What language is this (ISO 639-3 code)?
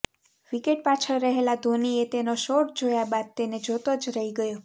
guj